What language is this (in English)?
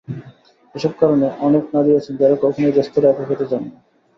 Bangla